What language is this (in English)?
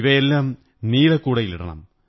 Malayalam